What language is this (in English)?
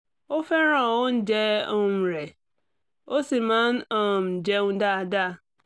Yoruba